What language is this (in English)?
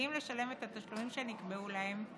Hebrew